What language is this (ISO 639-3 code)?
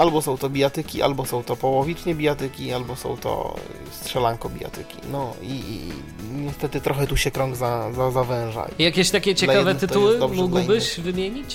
pol